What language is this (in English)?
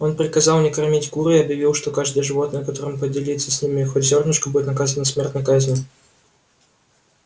Russian